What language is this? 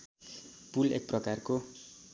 Nepali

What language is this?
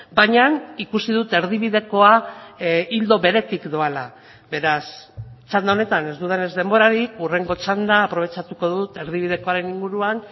Basque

